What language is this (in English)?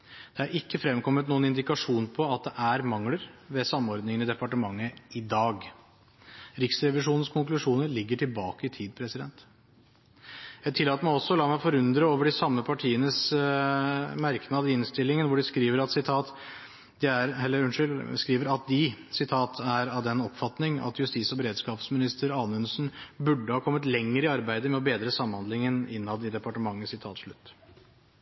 Norwegian Bokmål